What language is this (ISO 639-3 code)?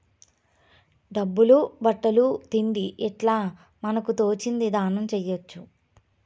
tel